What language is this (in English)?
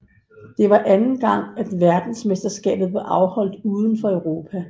Danish